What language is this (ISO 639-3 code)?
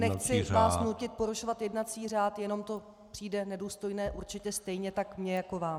ces